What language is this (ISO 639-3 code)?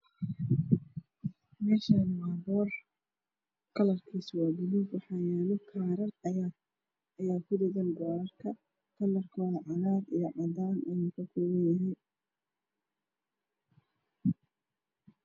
som